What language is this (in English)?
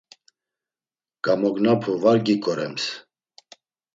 Laz